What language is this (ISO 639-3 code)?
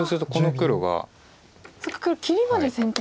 jpn